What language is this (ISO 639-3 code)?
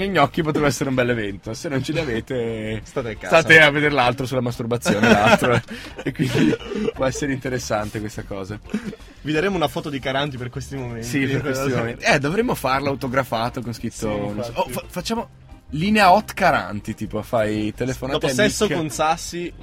ita